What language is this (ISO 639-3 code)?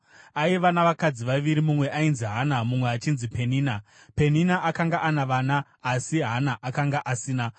sna